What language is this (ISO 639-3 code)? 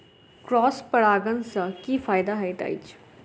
mai